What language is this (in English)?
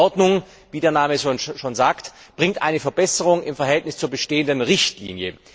German